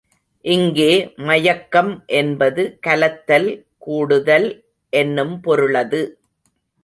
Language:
Tamil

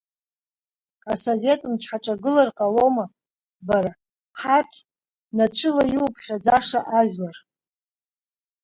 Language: Abkhazian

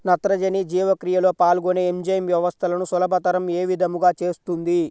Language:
Telugu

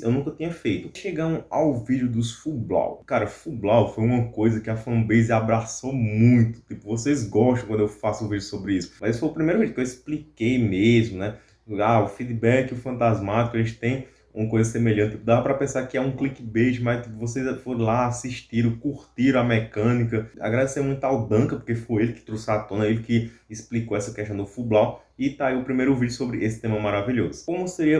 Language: Portuguese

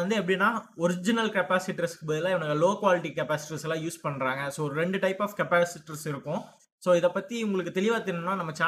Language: Tamil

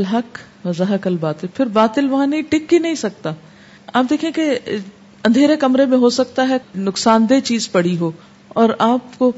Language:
Urdu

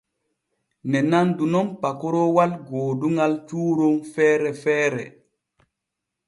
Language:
Borgu Fulfulde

